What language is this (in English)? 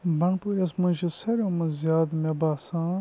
Kashmiri